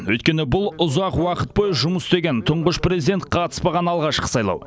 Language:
Kazakh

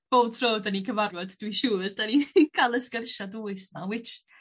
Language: Welsh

